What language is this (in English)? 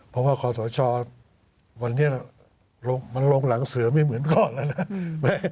Thai